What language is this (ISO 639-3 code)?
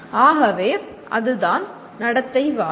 tam